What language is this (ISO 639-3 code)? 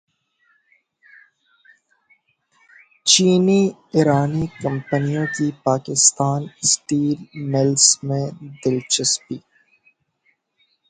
urd